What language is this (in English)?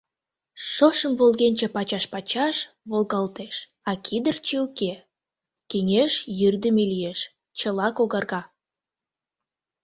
Mari